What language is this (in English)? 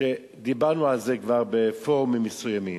Hebrew